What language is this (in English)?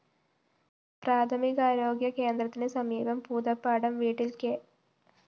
Malayalam